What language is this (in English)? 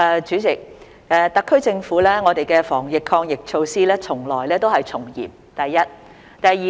Cantonese